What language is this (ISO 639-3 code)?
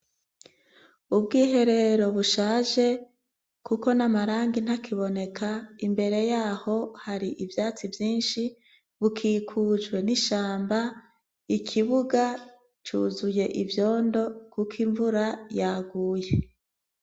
run